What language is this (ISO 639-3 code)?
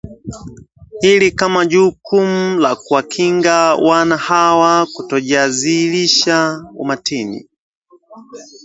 swa